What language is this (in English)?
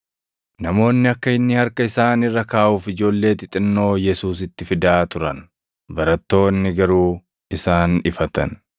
Oromo